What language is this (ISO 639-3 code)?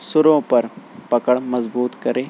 urd